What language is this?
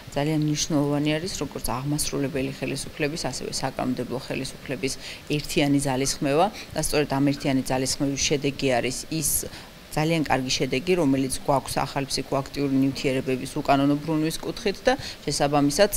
Georgian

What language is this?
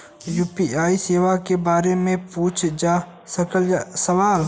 Bhojpuri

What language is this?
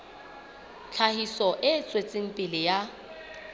Southern Sotho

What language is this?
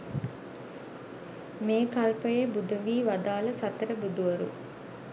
Sinhala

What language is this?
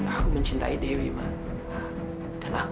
Indonesian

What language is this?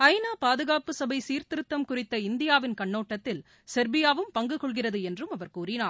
Tamil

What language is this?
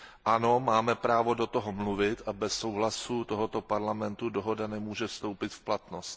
Czech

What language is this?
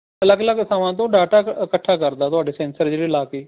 Punjabi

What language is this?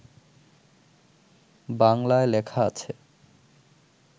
Bangla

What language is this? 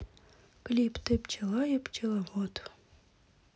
Russian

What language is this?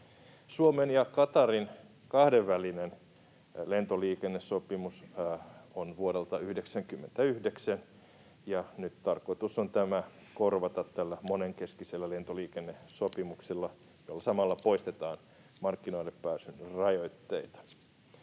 Finnish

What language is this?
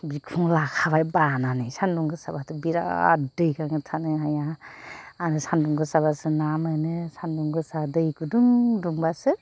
Bodo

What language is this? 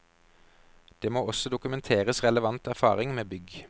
Norwegian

